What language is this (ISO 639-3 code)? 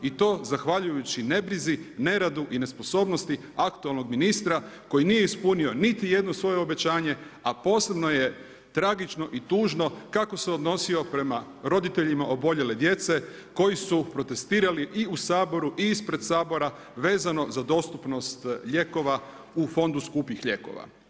hrv